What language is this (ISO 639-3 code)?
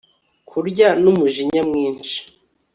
kin